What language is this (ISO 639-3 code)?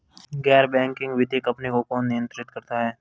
hin